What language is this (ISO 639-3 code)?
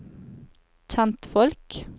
nor